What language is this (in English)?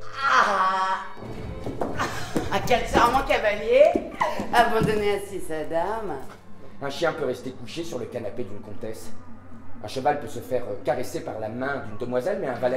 French